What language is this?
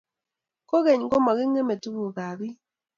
Kalenjin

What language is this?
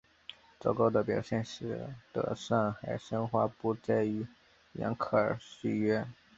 Chinese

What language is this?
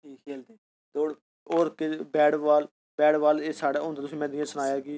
Dogri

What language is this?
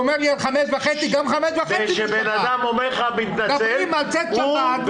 Hebrew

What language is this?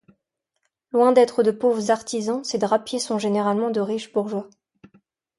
French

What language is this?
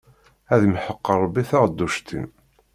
Kabyle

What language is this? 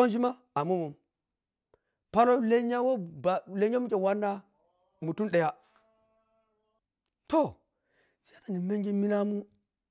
Piya-Kwonci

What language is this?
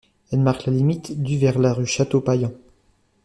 French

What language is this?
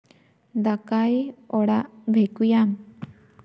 Santali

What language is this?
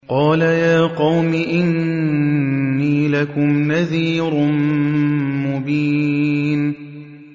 Arabic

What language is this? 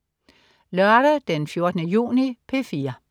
Danish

